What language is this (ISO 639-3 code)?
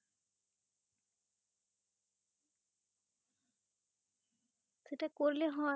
ben